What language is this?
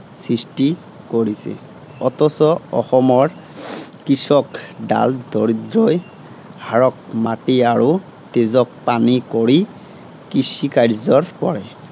Assamese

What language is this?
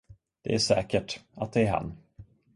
Swedish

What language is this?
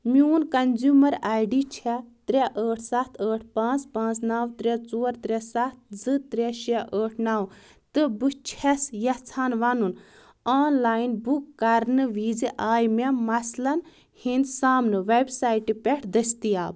Kashmiri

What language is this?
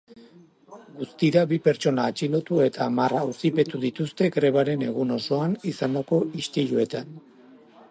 Basque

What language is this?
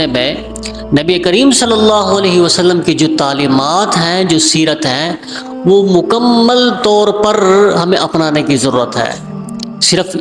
Urdu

